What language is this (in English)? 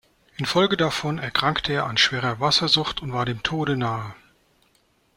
German